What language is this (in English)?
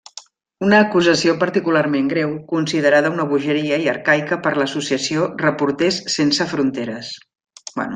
Catalan